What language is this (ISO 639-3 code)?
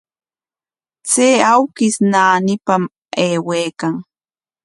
qwa